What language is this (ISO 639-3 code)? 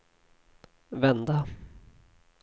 swe